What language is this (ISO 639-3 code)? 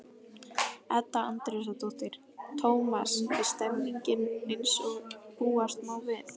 isl